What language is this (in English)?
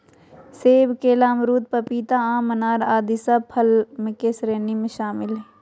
Magahi